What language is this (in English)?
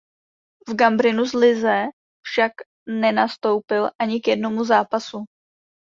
Czech